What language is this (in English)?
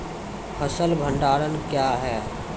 Maithili